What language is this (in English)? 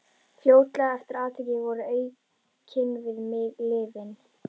Icelandic